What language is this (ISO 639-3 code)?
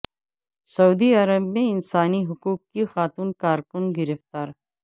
urd